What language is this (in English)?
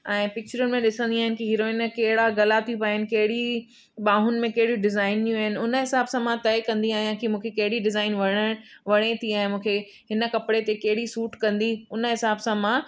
Sindhi